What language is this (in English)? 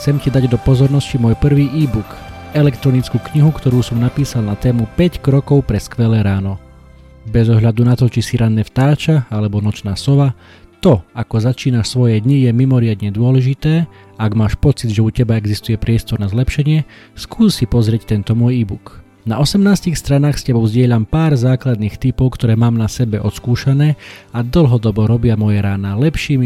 Slovak